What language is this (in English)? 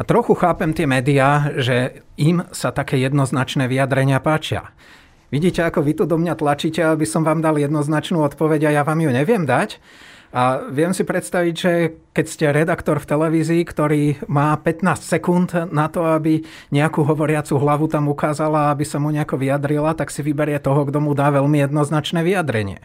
Slovak